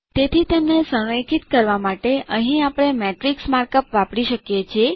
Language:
Gujarati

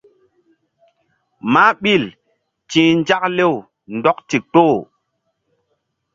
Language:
Mbum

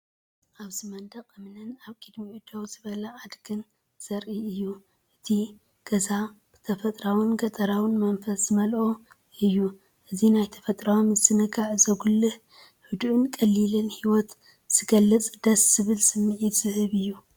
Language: Tigrinya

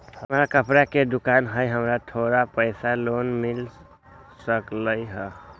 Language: Magahi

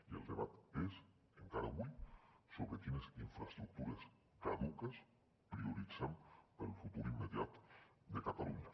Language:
Catalan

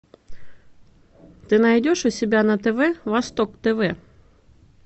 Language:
Russian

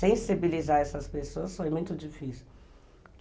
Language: Portuguese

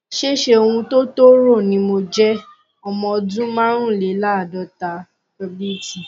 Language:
Yoruba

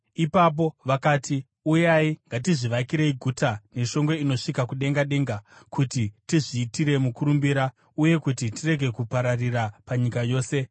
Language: Shona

